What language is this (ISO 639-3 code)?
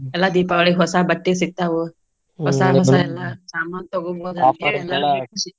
kan